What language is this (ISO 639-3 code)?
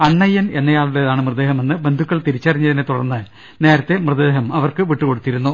mal